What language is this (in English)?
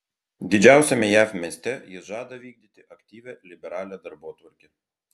Lithuanian